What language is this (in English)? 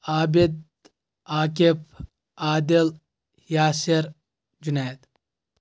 Kashmiri